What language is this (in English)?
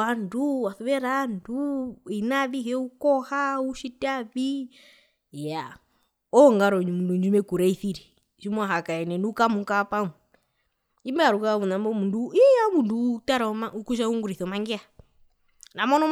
Herero